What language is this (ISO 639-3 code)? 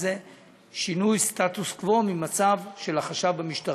heb